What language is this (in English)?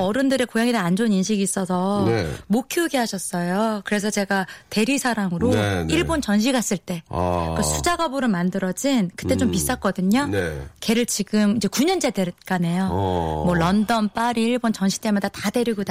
Korean